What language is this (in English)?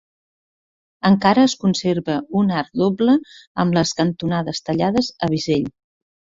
Catalan